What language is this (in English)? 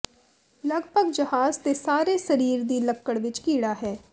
Punjabi